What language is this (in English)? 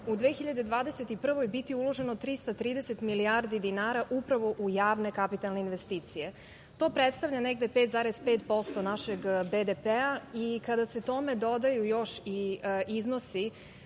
Serbian